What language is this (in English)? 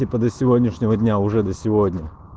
Russian